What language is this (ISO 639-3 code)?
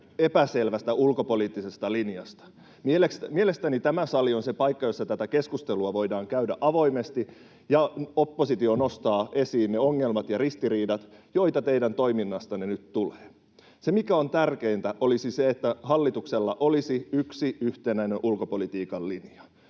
fin